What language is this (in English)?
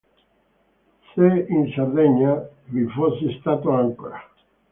Italian